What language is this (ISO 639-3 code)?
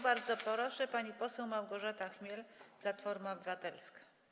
pol